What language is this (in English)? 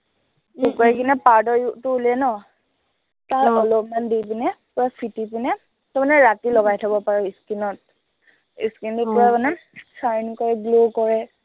Assamese